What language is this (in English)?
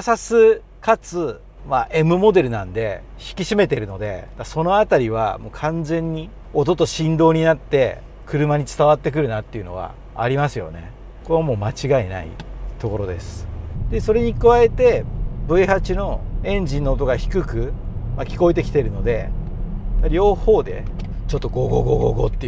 Japanese